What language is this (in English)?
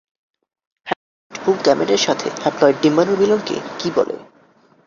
Bangla